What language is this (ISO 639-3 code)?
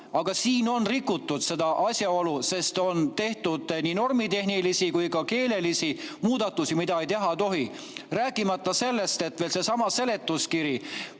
est